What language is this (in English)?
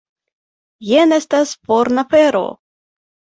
Esperanto